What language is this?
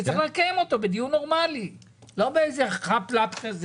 Hebrew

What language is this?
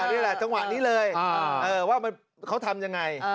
Thai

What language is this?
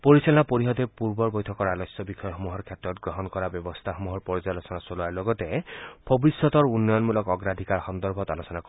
Assamese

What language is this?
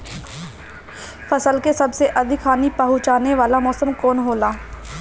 Bhojpuri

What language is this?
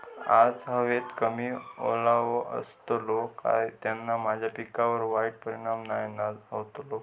Marathi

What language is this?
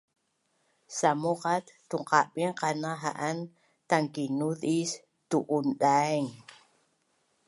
Bunun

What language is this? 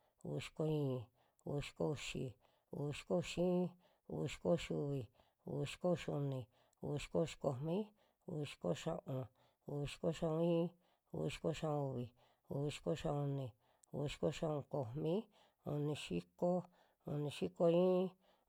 Western Juxtlahuaca Mixtec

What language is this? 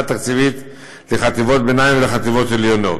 Hebrew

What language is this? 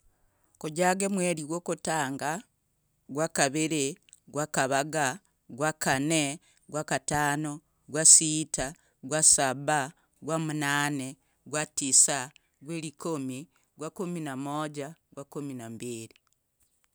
Logooli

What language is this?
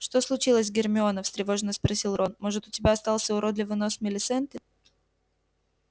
Russian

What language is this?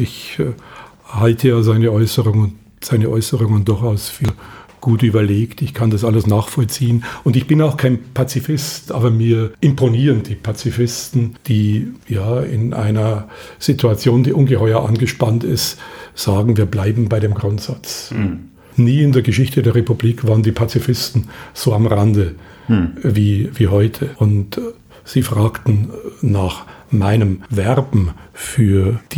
German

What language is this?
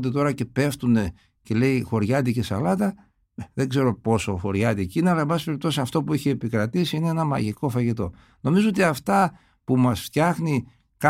Greek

